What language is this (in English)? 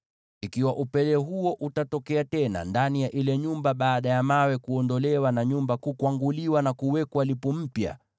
Swahili